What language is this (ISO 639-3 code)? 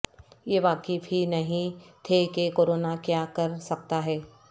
urd